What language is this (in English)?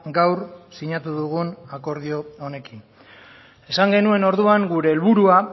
Basque